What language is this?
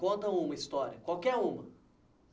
Portuguese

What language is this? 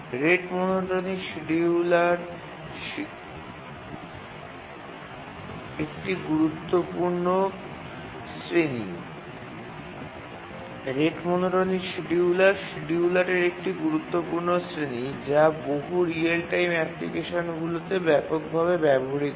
Bangla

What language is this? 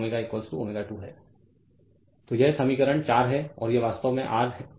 Hindi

